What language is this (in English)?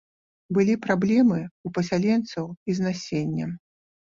Belarusian